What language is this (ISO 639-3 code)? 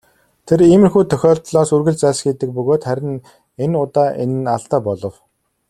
mon